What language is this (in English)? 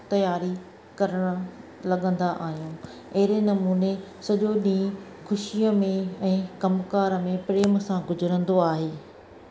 Sindhi